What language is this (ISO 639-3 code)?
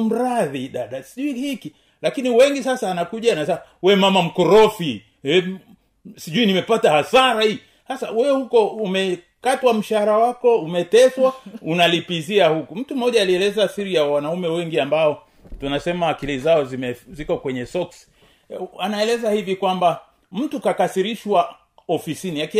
swa